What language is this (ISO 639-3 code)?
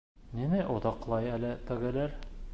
bak